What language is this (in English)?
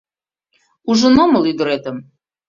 Mari